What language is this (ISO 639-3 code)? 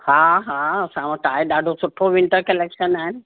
snd